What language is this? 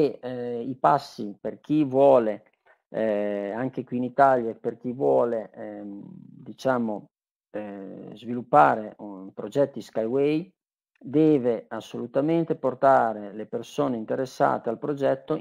Italian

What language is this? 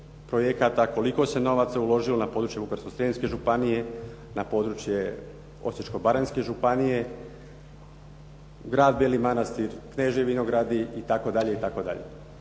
Croatian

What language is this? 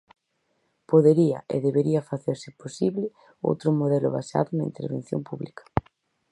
Galician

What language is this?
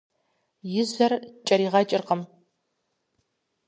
Kabardian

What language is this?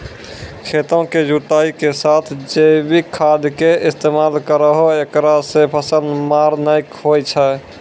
Maithili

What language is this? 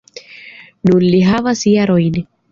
Esperanto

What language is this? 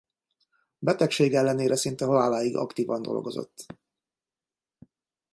Hungarian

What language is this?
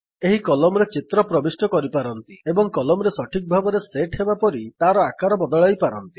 Odia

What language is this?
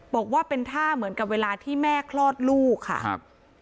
Thai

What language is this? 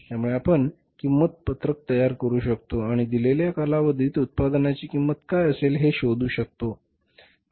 Marathi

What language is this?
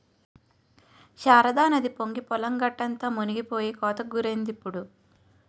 Telugu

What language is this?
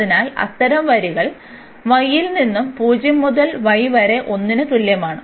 Malayalam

